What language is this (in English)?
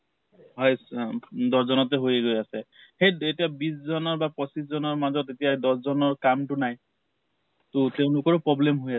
Assamese